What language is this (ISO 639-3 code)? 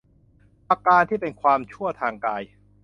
tha